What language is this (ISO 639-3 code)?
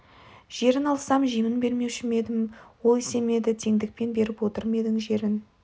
kaz